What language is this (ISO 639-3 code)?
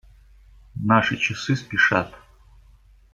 rus